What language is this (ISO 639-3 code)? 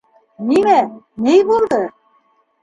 bak